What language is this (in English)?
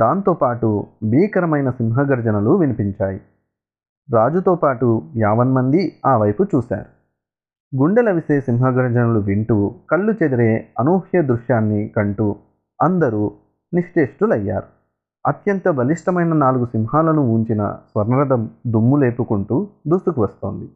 Telugu